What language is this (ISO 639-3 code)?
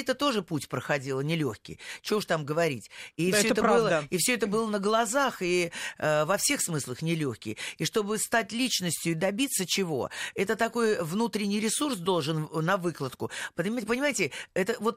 rus